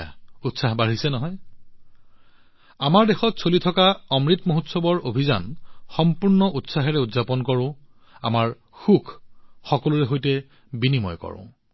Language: Assamese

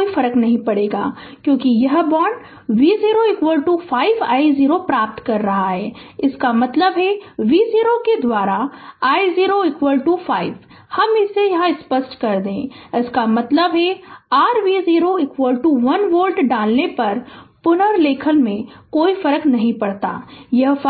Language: Hindi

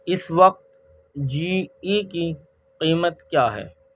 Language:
Urdu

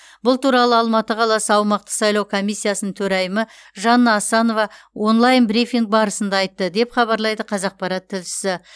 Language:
Kazakh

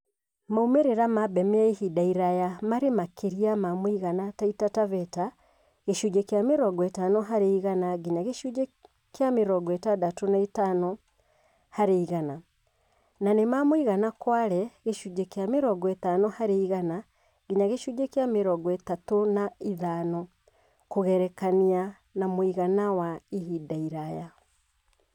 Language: Kikuyu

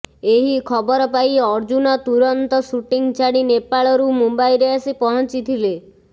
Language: Odia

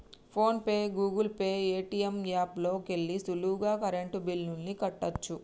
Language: Telugu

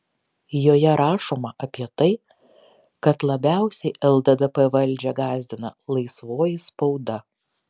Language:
Lithuanian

